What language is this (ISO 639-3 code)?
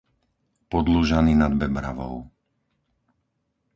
slk